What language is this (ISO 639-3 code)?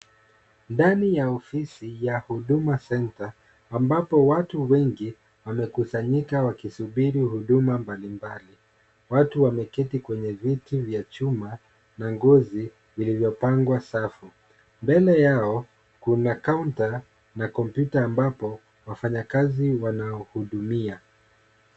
swa